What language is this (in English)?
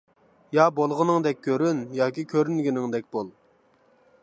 Uyghur